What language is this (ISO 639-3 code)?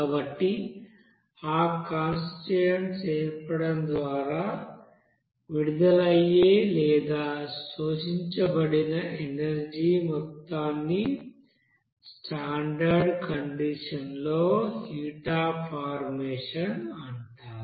tel